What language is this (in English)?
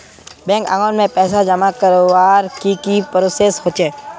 Magahi